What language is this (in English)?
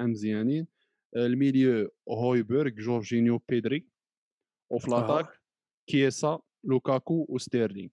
Arabic